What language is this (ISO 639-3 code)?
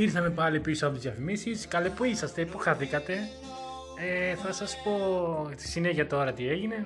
ell